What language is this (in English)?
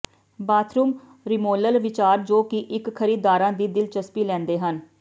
Punjabi